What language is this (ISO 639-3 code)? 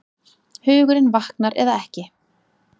isl